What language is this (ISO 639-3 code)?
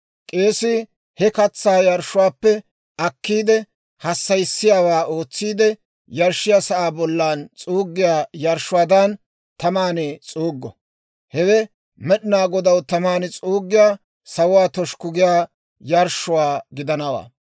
dwr